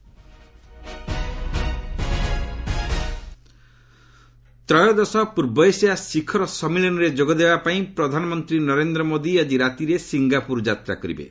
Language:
Odia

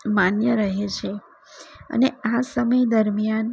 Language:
Gujarati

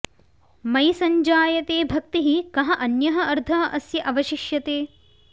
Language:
Sanskrit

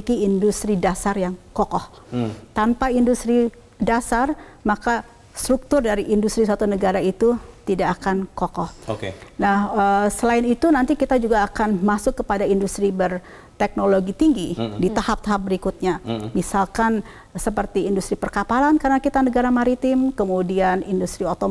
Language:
Indonesian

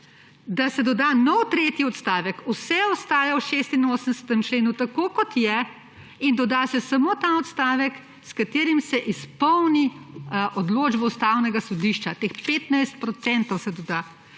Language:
Slovenian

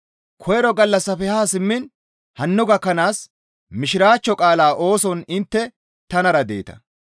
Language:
Gamo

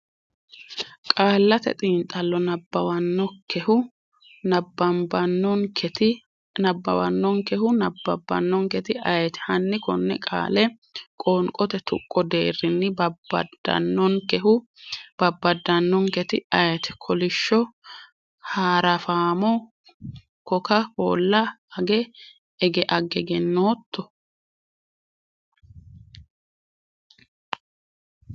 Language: Sidamo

